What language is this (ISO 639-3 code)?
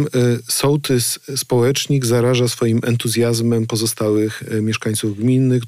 pol